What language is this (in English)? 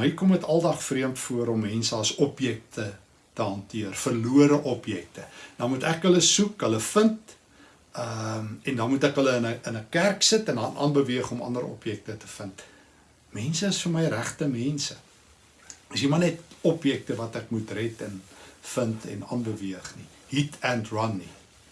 Dutch